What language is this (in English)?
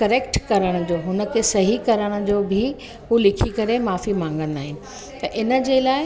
Sindhi